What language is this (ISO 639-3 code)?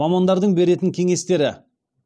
kaz